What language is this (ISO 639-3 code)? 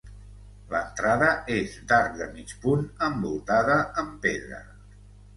cat